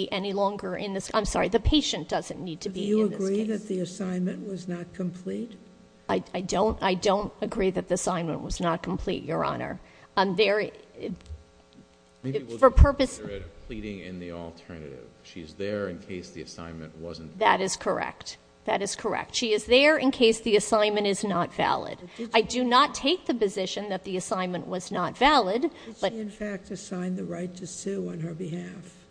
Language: English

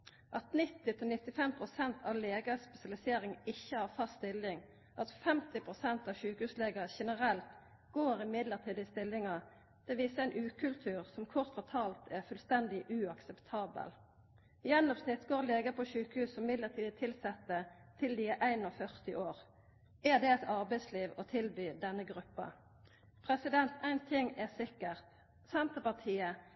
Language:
Norwegian Nynorsk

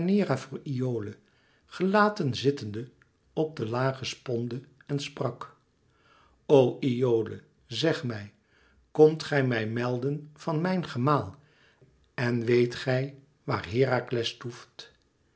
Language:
Dutch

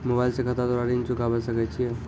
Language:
Maithili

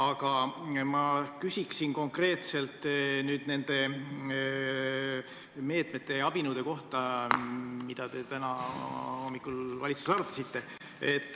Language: Estonian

